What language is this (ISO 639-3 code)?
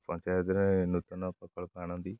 ori